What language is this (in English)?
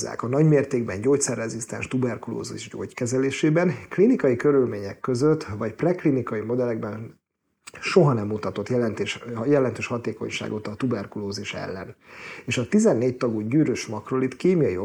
Hungarian